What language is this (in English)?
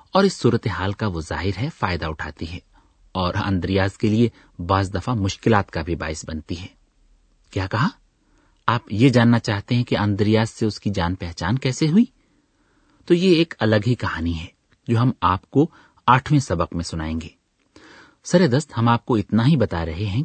Urdu